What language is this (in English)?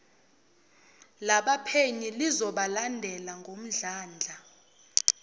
Zulu